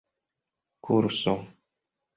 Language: Esperanto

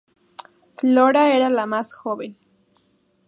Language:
Spanish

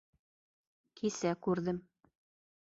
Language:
Bashkir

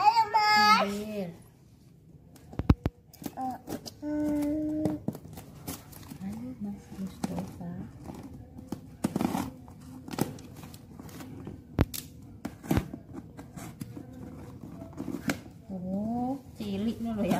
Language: Indonesian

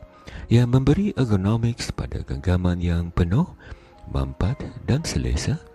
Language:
Malay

